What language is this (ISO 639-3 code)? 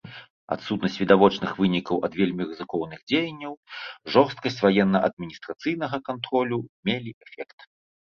bel